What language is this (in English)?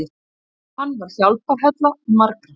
Icelandic